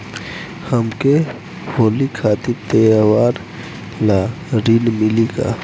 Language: Bhojpuri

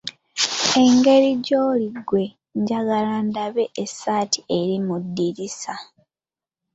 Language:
Ganda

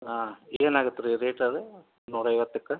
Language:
Kannada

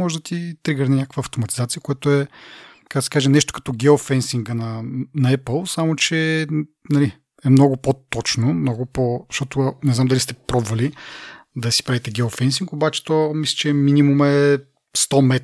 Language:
Bulgarian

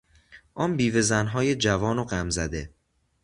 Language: Persian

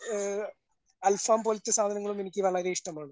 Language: Malayalam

